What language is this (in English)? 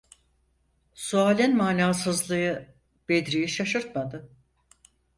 Turkish